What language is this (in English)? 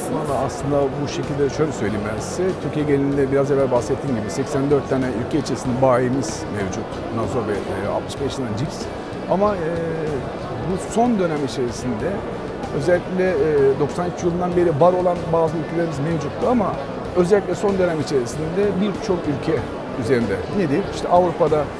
Turkish